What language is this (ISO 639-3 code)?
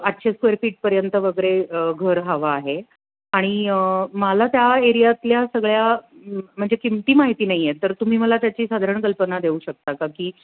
mar